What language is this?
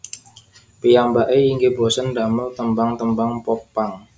Javanese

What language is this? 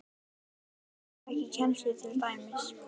Icelandic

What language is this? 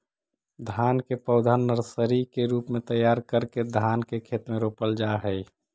Magahi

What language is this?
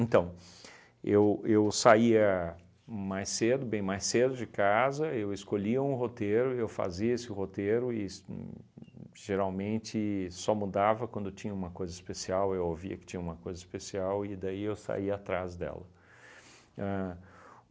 Portuguese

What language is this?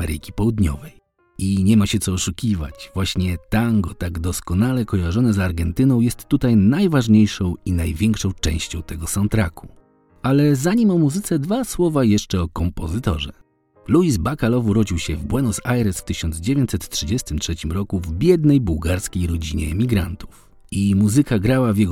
Polish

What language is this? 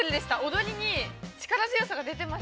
Japanese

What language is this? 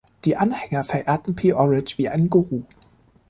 German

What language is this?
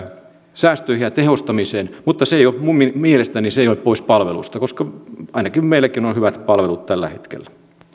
Finnish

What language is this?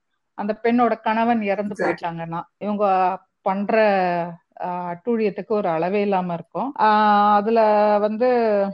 Tamil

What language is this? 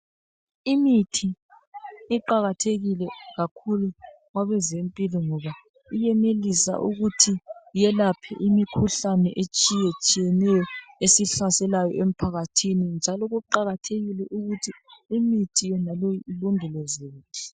North Ndebele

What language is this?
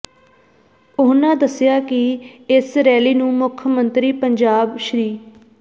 Punjabi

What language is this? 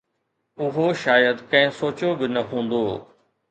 Sindhi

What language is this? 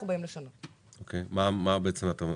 Hebrew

